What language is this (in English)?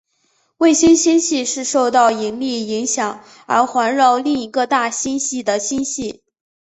Chinese